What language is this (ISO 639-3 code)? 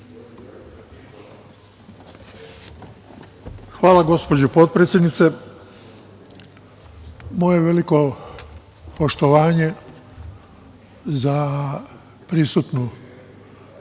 srp